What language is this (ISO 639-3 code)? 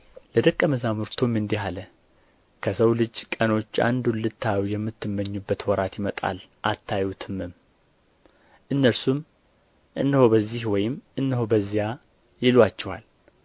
amh